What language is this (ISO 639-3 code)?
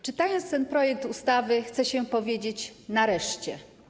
pol